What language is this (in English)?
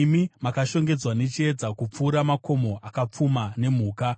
Shona